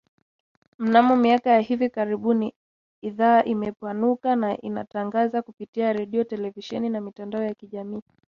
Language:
Swahili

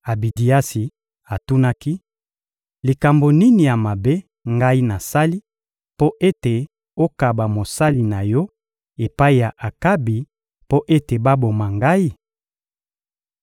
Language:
Lingala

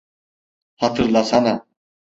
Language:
Turkish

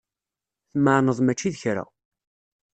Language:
Kabyle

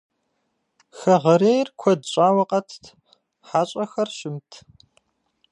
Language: Kabardian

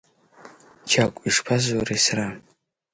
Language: Abkhazian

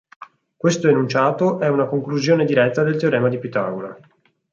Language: Italian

